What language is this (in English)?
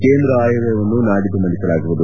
Kannada